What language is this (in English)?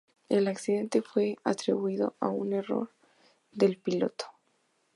Spanish